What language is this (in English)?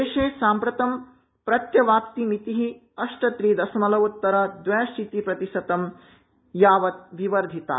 Sanskrit